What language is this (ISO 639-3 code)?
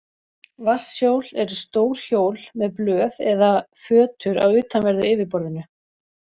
isl